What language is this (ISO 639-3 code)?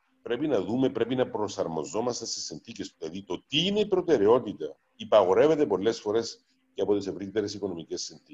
ell